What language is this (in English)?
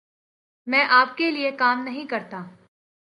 Urdu